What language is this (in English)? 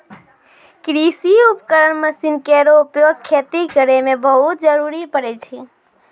Maithili